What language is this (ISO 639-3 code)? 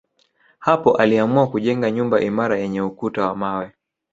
swa